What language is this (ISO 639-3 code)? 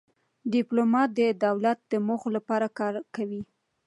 pus